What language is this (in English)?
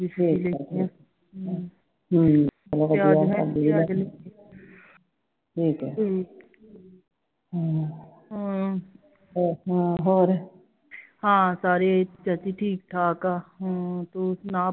Punjabi